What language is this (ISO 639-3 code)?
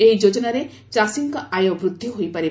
ori